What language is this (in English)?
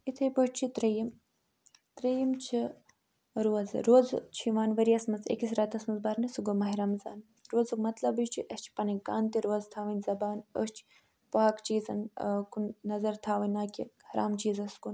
Kashmiri